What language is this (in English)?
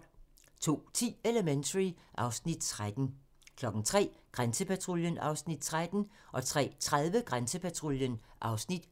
Danish